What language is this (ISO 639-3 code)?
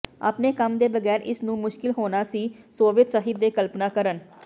pan